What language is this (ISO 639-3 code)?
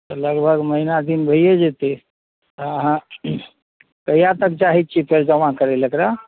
mai